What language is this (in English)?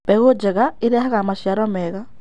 Kikuyu